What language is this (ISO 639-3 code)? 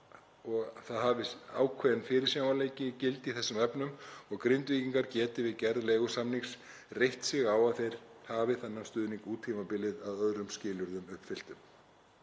isl